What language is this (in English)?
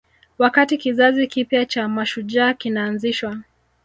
Swahili